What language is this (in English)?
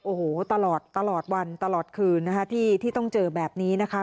Thai